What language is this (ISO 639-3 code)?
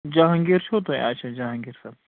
kas